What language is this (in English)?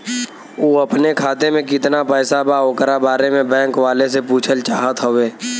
Bhojpuri